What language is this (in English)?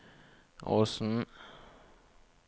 Norwegian